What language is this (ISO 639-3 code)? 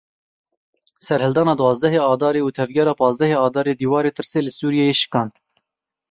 kur